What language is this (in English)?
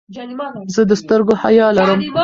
Pashto